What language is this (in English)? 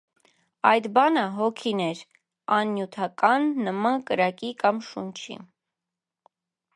Armenian